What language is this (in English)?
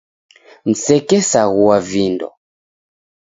Taita